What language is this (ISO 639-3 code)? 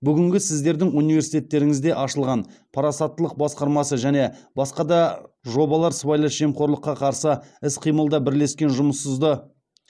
kaz